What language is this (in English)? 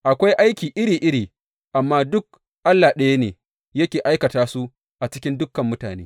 Hausa